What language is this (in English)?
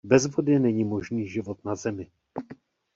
Czech